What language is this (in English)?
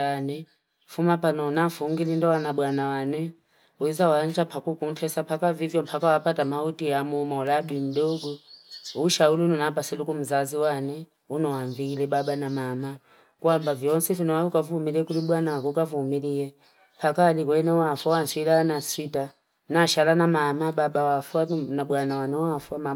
Fipa